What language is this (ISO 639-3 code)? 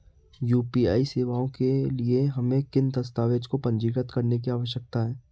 hin